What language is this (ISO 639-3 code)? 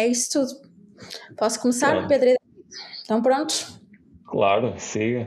por